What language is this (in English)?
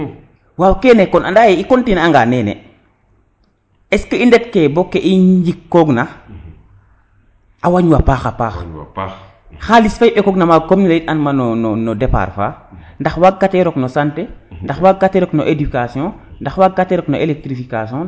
Serer